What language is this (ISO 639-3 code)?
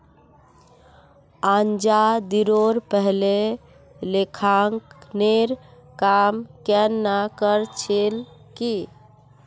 mag